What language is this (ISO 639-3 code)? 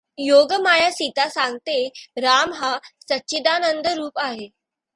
mar